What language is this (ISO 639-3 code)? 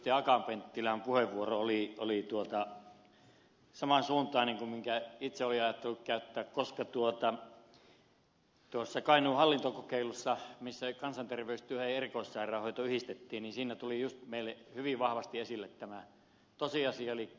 fin